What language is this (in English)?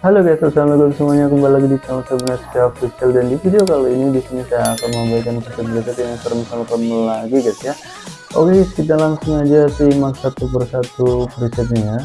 Indonesian